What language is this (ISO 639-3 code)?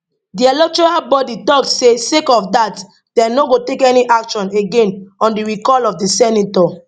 pcm